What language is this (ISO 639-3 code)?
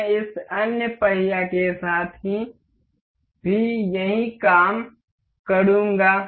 hin